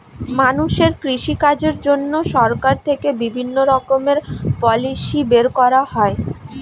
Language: Bangla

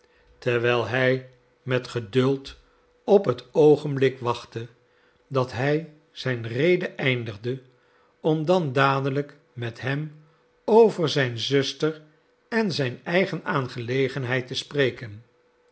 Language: Dutch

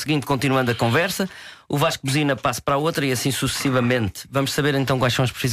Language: Portuguese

